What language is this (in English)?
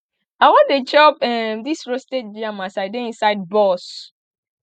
Nigerian Pidgin